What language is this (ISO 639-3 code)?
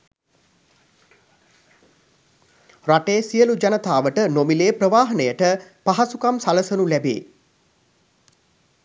sin